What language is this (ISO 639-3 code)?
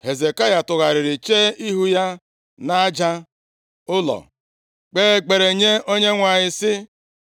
ibo